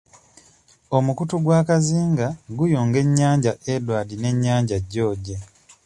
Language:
Ganda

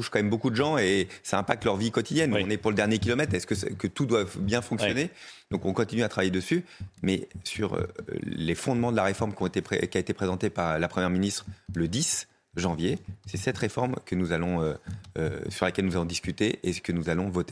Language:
French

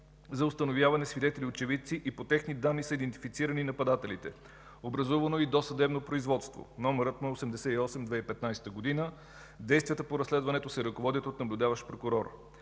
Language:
Bulgarian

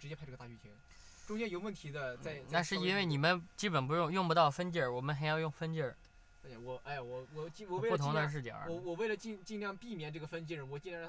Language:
Chinese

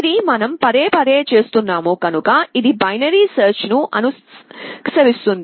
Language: Telugu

